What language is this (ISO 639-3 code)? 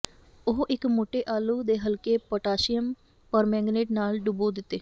pan